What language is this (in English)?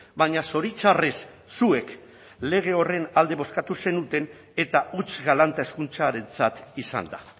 Basque